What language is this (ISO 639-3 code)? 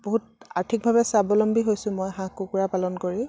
asm